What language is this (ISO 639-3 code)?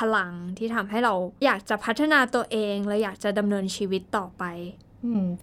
tha